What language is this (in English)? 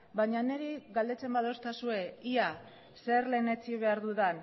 Basque